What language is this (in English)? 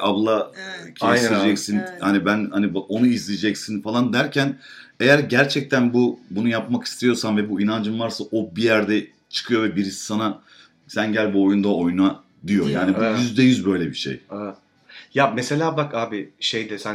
Turkish